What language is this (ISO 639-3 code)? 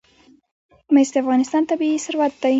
pus